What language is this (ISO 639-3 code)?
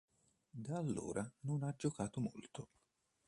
ita